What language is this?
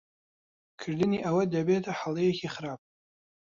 Central Kurdish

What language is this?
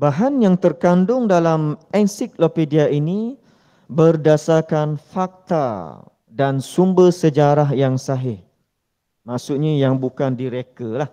Malay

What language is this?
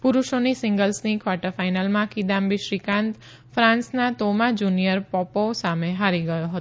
Gujarati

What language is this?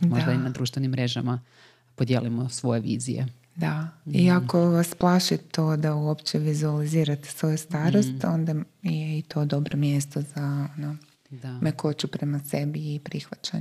Croatian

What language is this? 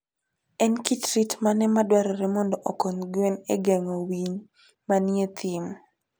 Luo (Kenya and Tanzania)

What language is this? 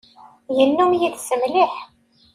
Kabyle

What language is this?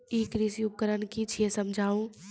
Maithili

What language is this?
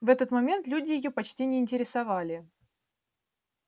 Russian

